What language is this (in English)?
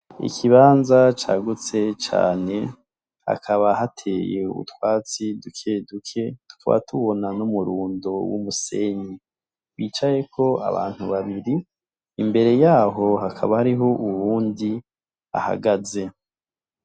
Rundi